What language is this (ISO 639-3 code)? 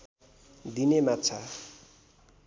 nep